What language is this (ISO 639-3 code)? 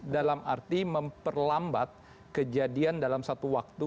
ind